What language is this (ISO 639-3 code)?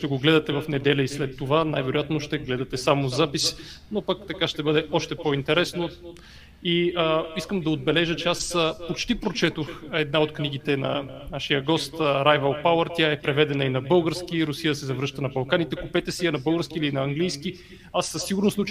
bul